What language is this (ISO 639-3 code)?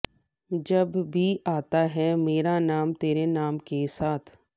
pan